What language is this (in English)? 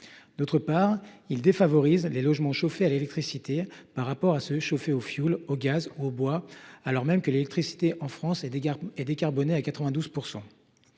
French